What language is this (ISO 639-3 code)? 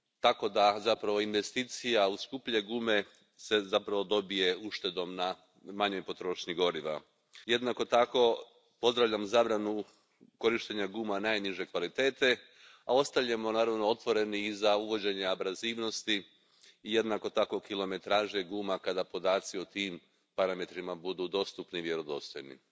hrv